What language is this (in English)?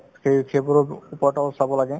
Assamese